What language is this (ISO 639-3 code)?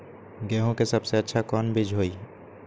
mag